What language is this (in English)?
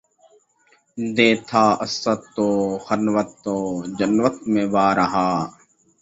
Urdu